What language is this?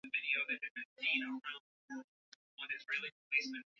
Swahili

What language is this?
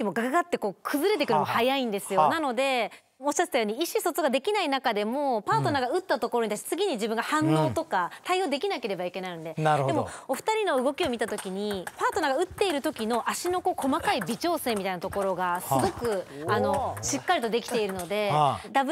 Japanese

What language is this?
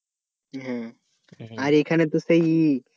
Bangla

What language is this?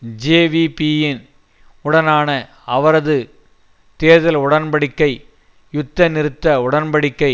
Tamil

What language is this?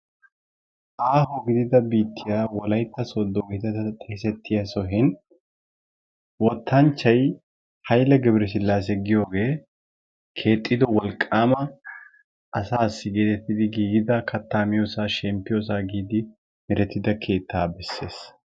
Wolaytta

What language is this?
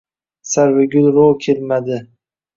Uzbek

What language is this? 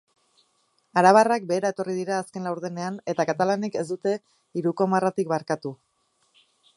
Basque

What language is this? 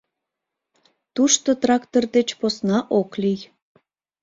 Mari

